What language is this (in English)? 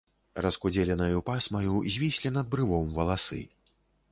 Belarusian